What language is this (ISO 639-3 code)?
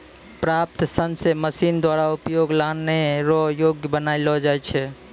mai